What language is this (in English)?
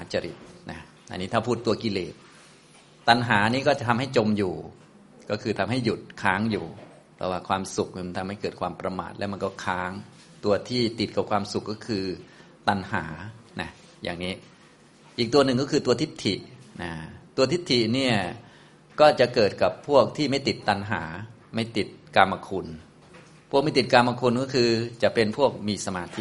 Thai